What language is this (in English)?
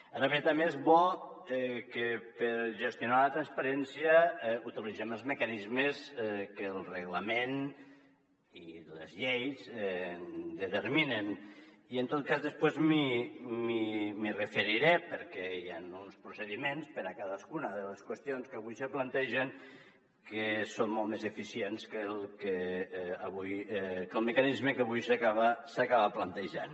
Catalan